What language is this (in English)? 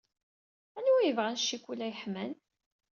Kabyle